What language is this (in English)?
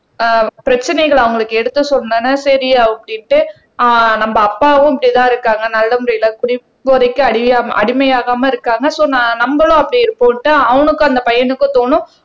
Tamil